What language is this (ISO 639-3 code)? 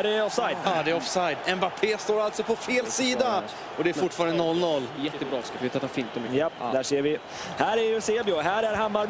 swe